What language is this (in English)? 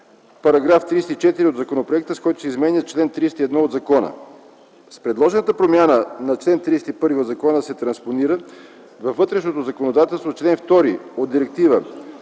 Bulgarian